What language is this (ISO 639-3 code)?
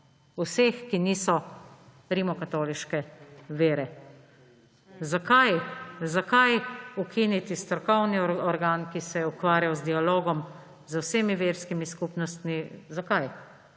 slv